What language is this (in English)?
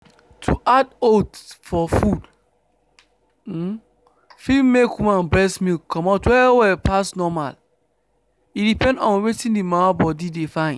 Nigerian Pidgin